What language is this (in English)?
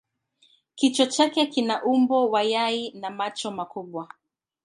Swahili